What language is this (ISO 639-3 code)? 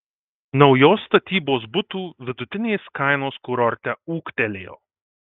lit